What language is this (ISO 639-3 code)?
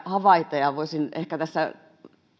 fin